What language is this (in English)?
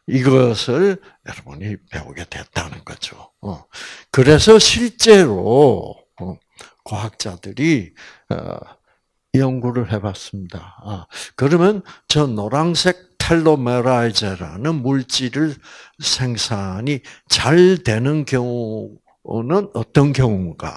Korean